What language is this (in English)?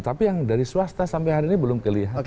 Indonesian